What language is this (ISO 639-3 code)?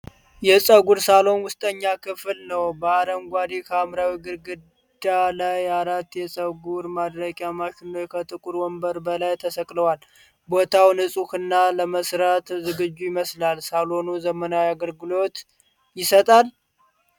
amh